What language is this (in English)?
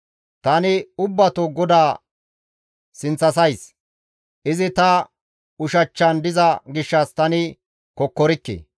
Gamo